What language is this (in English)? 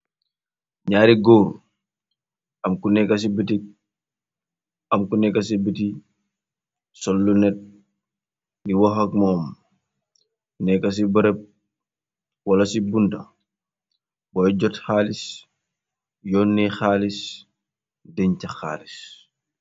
Wolof